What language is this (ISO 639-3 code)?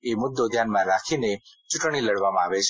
guj